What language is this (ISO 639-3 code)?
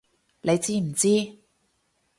yue